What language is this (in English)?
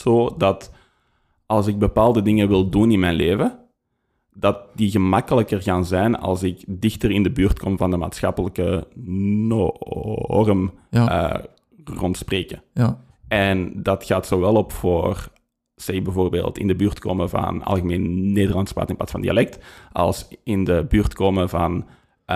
Dutch